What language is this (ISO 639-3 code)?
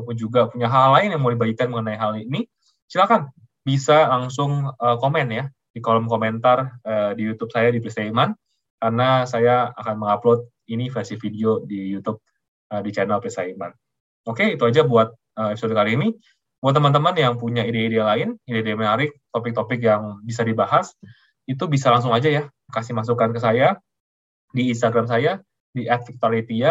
ind